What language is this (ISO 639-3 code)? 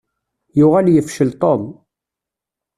kab